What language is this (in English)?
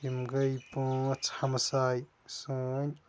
Kashmiri